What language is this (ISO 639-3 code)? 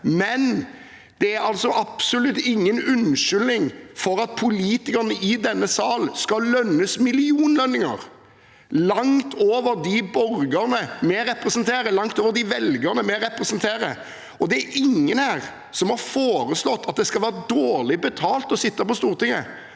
nor